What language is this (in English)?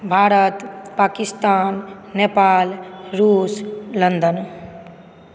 Maithili